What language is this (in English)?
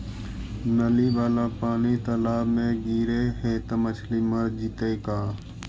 Magahi